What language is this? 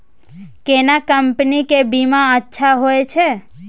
Maithili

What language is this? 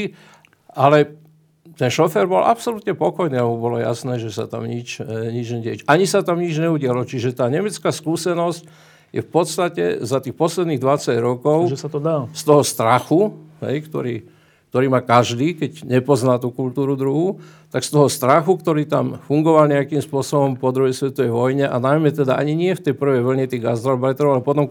Slovak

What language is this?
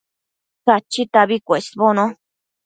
Matsés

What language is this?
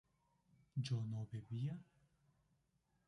Spanish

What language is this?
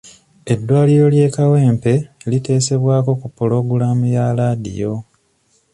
Ganda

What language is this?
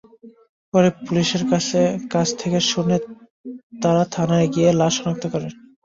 Bangla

